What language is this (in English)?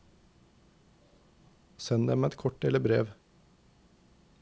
Norwegian